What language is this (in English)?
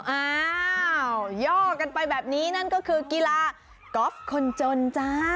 Thai